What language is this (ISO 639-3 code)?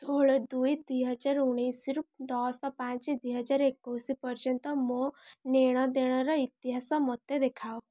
ori